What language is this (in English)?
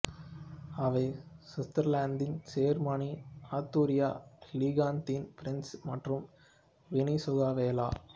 Tamil